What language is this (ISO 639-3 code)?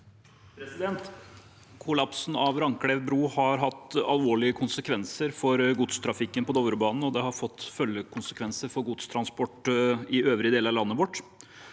nor